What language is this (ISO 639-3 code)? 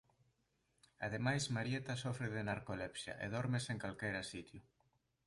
glg